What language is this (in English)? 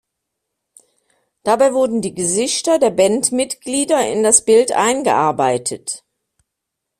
German